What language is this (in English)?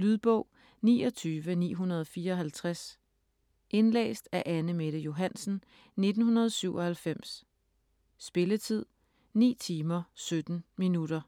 Danish